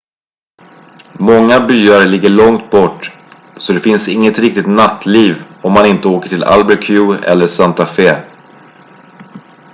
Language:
Swedish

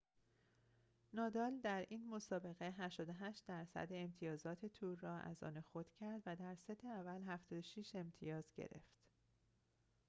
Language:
Persian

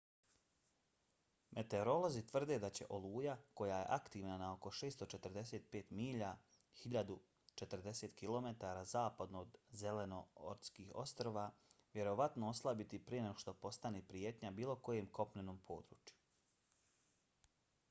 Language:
Bosnian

